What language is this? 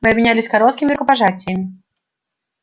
Russian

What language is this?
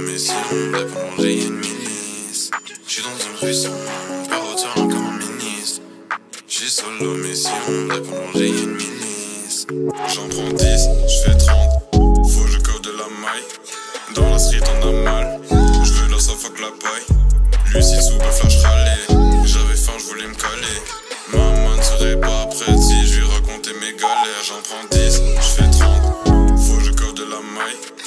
Polish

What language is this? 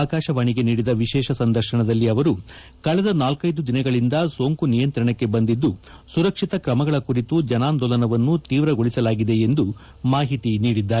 Kannada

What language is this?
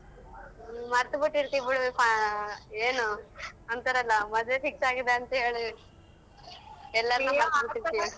Kannada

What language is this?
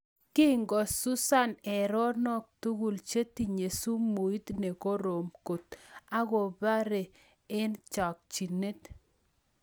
Kalenjin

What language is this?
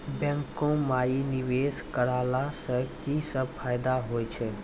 Maithili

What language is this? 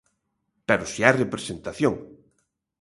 Galician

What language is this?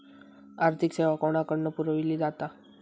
Marathi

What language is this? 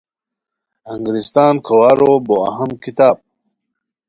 Khowar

